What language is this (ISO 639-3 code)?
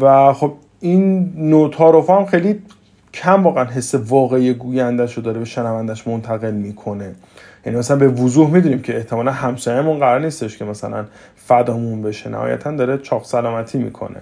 fas